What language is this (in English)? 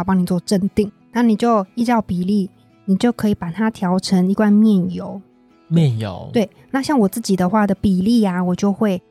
Chinese